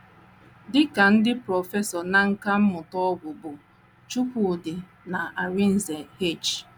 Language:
Igbo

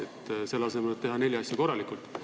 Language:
Estonian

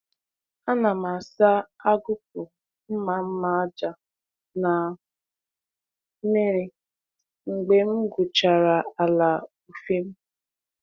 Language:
Igbo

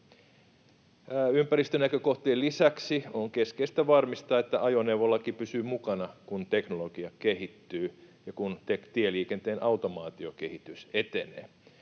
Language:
Finnish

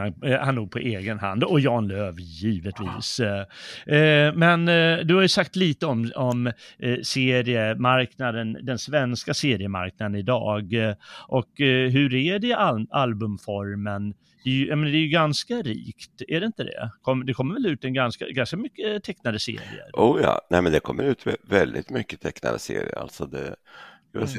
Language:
Swedish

